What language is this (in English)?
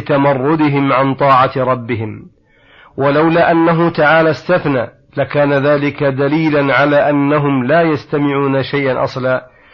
Arabic